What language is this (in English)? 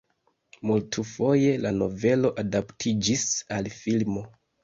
Esperanto